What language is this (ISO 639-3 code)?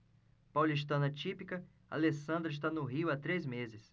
por